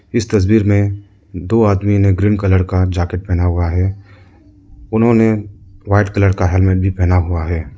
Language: Hindi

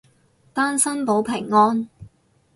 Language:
Cantonese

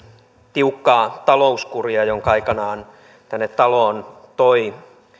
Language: Finnish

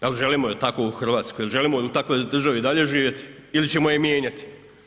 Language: Croatian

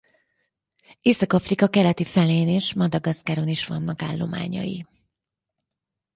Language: Hungarian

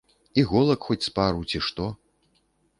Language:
Belarusian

